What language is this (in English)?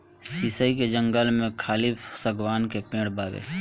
Bhojpuri